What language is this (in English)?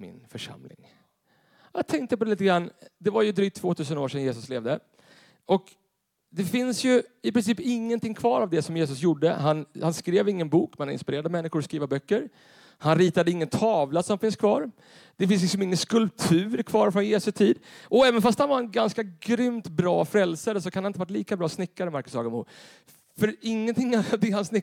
Swedish